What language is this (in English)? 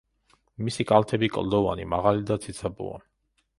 Georgian